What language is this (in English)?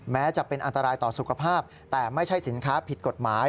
Thai